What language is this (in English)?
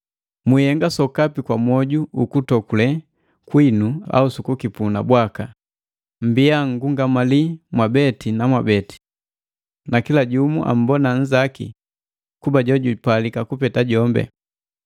Matengo